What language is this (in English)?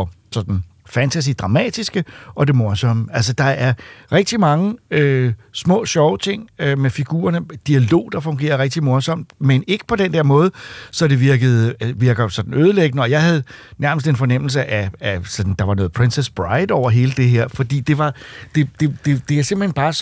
Danish